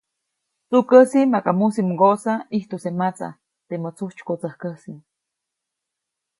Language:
Copainalá Zoque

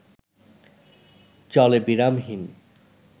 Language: Bangla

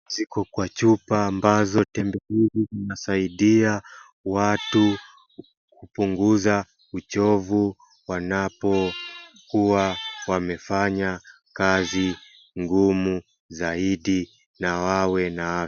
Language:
Swahili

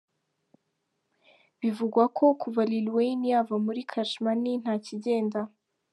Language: Kinyarwanda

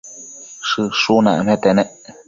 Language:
Matsés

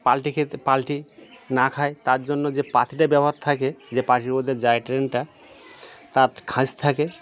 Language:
Bangla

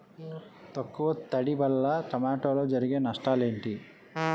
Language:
Telugu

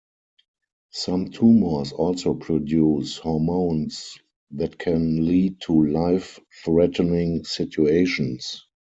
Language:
English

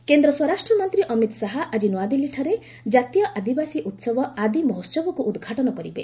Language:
Odia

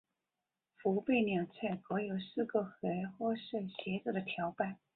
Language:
Chinese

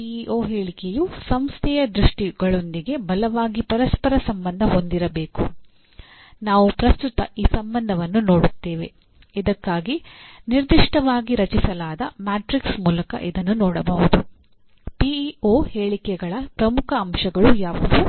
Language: Kannada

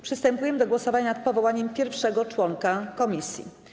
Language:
Polish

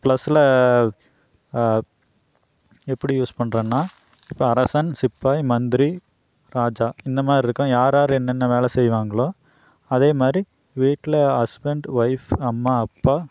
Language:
Tamil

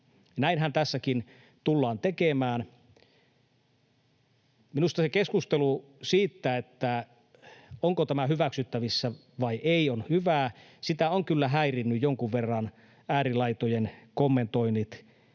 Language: Finnish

